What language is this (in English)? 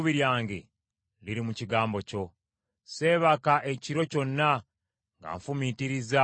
Ganda